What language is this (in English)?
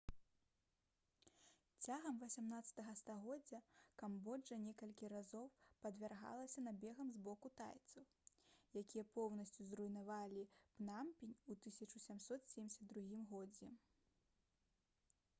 Belarusian